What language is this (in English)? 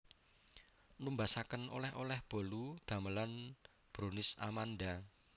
Javanese